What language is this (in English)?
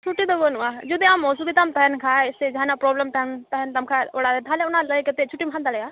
Santali